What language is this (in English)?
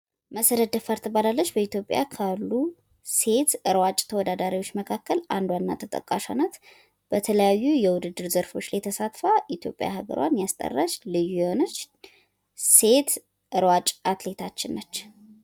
Amharic